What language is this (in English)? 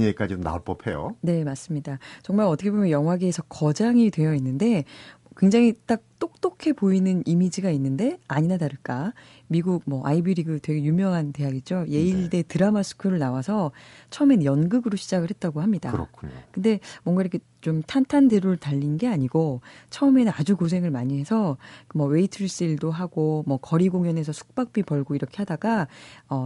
Korean